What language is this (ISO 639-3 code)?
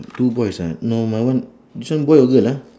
eng